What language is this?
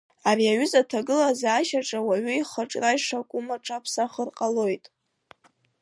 Abkhazian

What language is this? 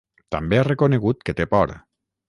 Catalan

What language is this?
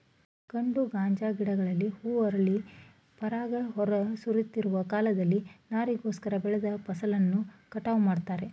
Kannada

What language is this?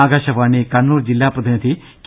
Malayalam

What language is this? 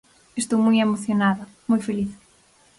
Galician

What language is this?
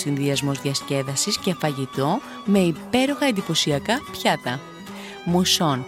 Greek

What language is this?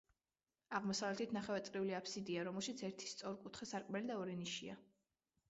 Georgian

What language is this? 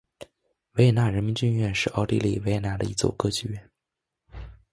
Chinese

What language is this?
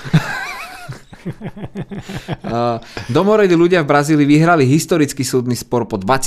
Slovak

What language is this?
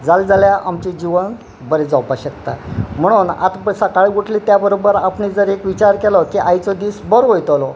Konkani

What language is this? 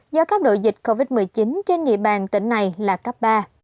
Vietnamese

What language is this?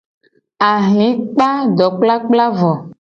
Gen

